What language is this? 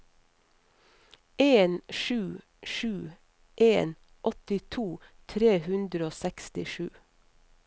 Norwegian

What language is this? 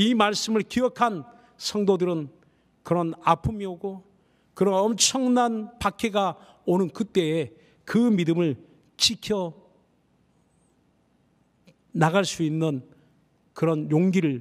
Korean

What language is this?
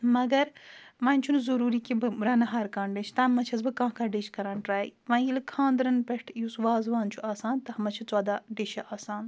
Kashmiri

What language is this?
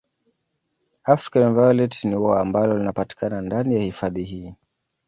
Swahili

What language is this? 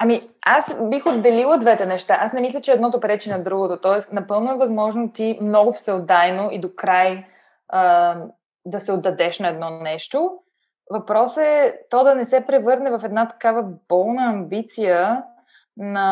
Bulgarian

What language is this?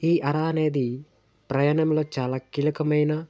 Telugu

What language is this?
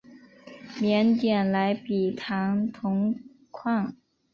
Chinese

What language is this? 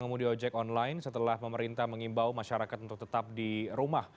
Indonesian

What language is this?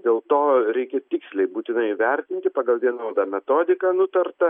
Lithuanian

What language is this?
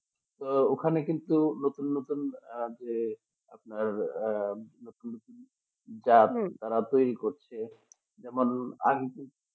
Bangla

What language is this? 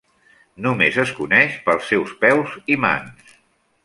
Catalan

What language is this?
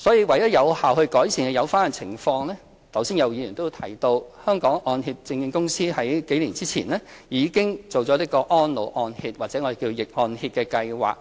Cantonese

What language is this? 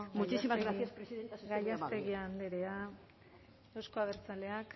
Basque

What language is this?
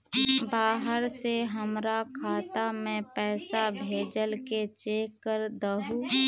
Magahi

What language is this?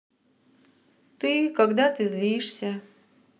Russian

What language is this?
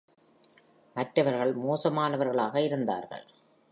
Tamil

